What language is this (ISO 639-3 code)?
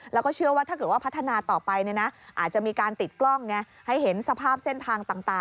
tha